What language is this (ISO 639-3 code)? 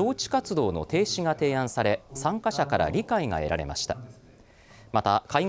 jpn